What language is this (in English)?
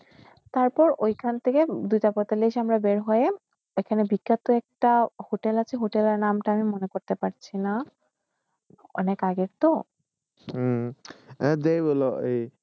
Bangla